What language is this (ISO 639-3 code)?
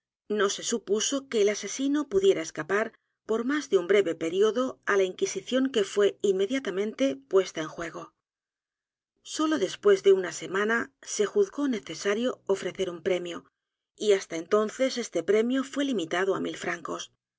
spa